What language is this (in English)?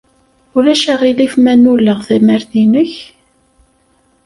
Kabyle